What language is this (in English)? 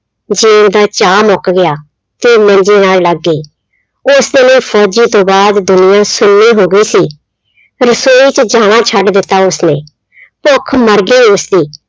Punjabi